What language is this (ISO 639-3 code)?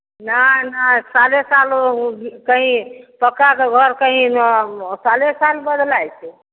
mai